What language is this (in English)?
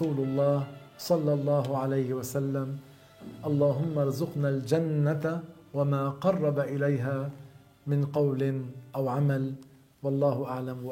Arabic